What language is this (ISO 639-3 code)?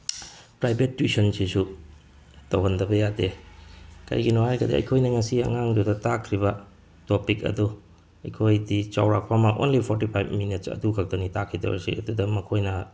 mni